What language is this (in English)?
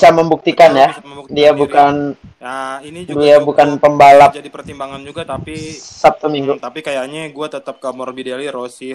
Indonesian